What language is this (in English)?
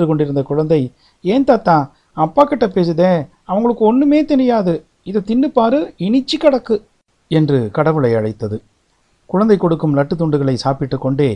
Tamil